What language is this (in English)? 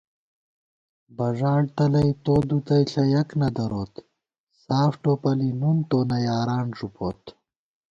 Gawar-Bati